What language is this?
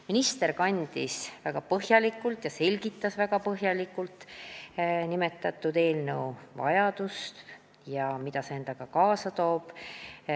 Estonian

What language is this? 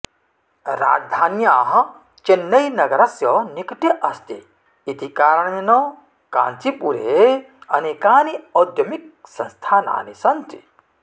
Sanskrit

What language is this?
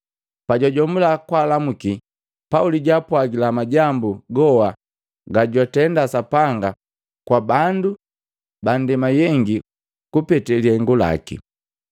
Matengo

